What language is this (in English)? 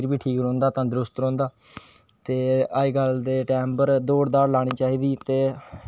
Dogri